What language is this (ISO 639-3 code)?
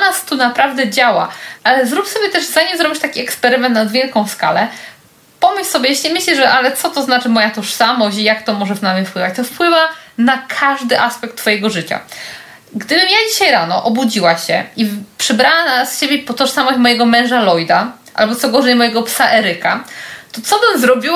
pol